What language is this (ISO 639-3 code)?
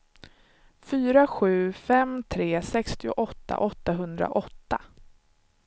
swe